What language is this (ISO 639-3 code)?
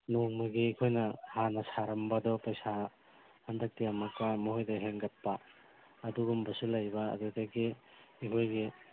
mni